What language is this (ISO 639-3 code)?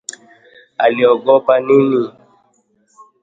swa